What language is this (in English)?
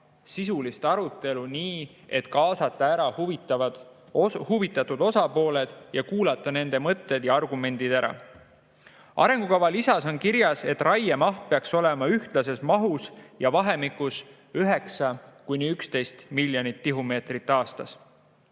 Estonian